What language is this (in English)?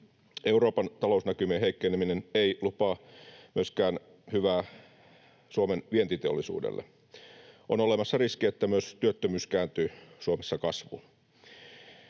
Finnish